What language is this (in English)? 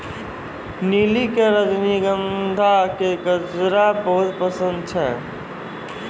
Maithili